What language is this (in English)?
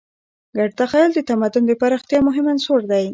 Pashto